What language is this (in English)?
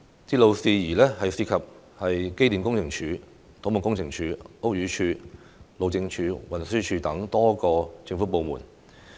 Cantonese